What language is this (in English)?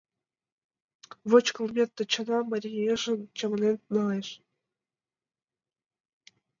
Mari